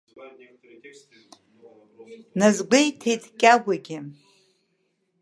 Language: Abkhazian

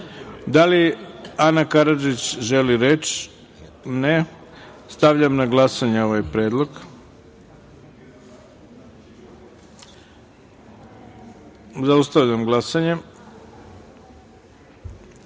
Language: Serbian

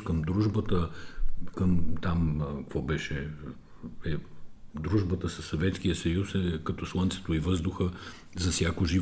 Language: Bulgarian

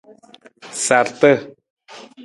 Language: Nawdm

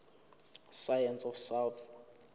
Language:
Zulu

